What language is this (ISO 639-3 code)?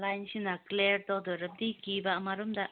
mni